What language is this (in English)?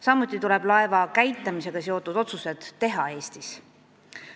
Estonian